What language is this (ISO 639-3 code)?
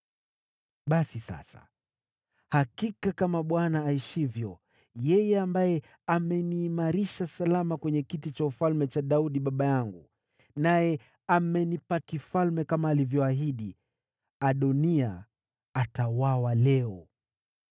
swa